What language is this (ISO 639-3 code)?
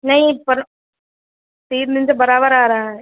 urd